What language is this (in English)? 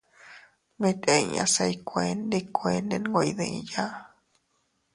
Teutila Cuicatec